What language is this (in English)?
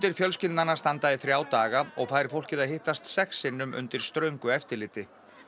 Icelandic